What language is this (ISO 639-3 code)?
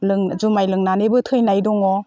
brx